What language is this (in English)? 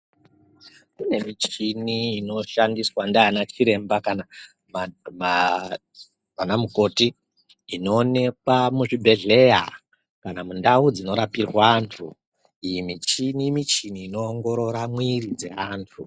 Ndau